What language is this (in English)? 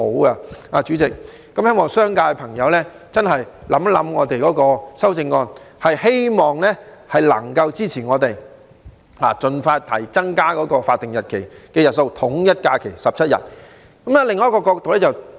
Cantonese